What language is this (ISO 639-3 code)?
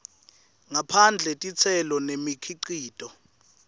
ssw